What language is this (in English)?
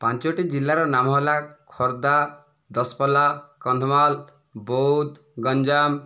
Odia